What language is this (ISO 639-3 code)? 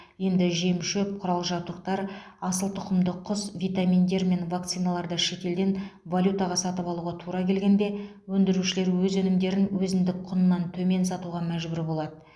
kaz